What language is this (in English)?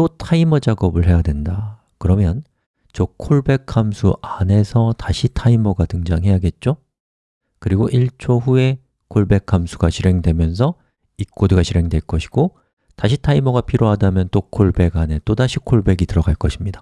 Korean